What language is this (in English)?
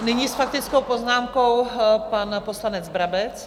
Czech